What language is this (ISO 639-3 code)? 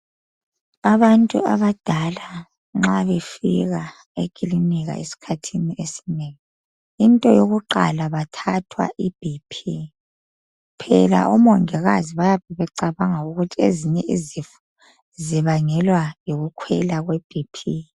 nde